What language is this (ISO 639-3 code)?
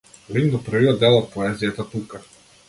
mkd